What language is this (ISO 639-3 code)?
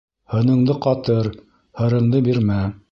bak